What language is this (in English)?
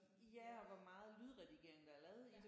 Danish